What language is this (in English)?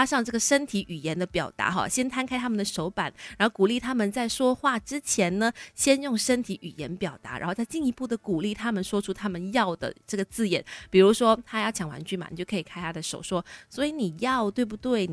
Chinese